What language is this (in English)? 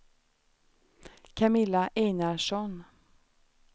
Swedish